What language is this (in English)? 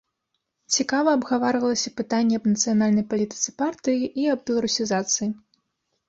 Belarusian